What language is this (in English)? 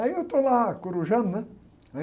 Portuguese